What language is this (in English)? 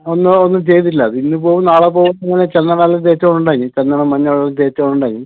Malayalam